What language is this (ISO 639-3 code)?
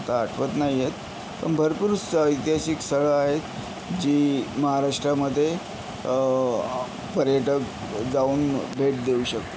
mar